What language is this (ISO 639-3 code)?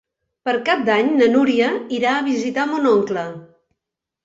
cat